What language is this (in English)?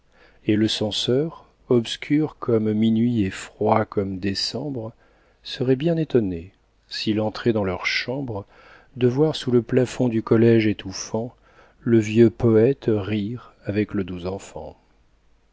French